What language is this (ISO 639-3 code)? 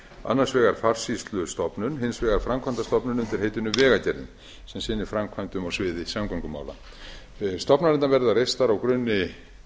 isl